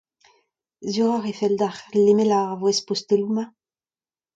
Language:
Breton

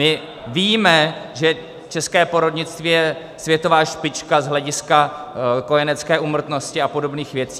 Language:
Czech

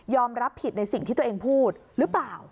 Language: Thai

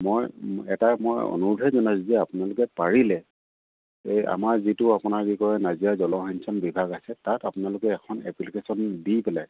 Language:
Assamese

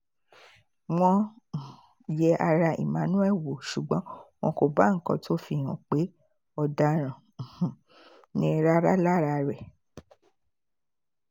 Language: Yoruba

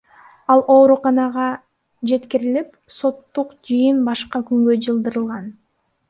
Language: Kyrgyz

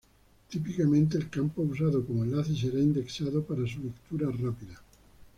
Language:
Spanish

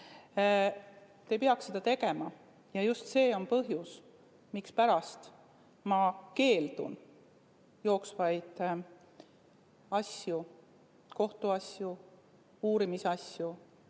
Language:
Estonian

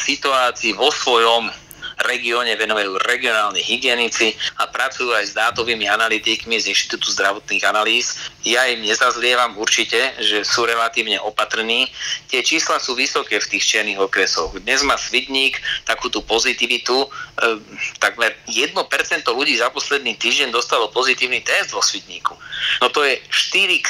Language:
Slovak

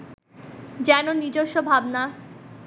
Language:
Bangla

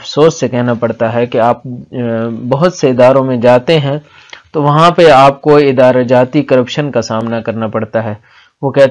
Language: Arabic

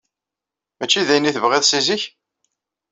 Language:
Kabyle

